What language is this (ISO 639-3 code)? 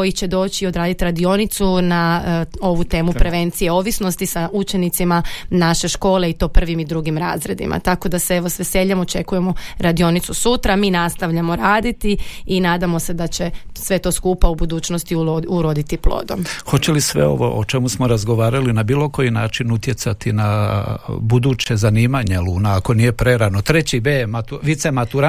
hrv